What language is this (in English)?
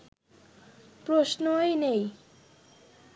Bangla